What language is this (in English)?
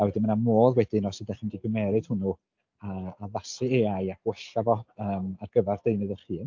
Welsh